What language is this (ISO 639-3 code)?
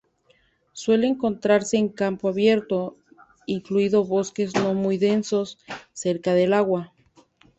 spa